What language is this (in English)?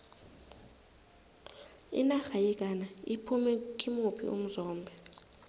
South Ndebele